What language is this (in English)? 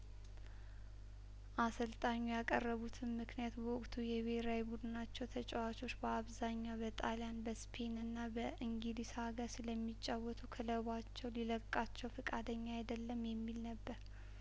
Amharic